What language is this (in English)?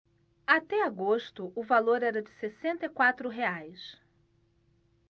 Portuguese